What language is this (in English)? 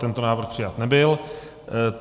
Czech